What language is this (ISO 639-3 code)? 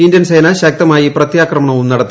mal